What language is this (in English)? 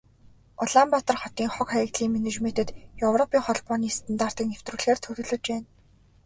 Mongolian